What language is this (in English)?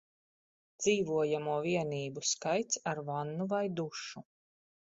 Latvian